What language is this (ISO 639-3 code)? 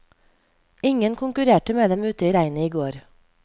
nor